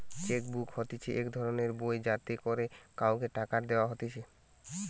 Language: Bangla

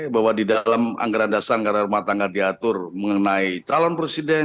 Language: Indonesian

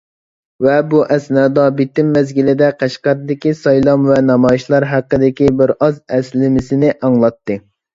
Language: Uyghur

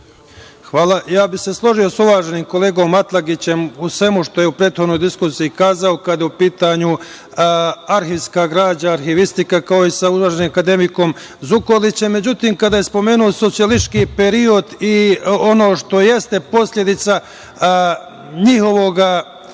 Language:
Serbian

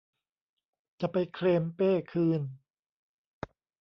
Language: Thai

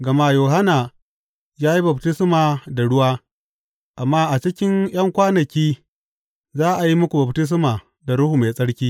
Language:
Hausa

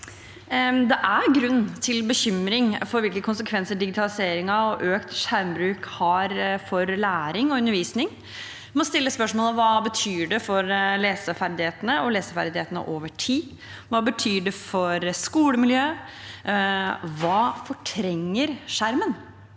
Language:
Norwegian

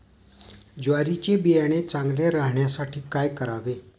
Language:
Marathi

